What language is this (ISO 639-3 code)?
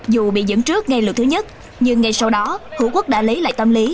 vie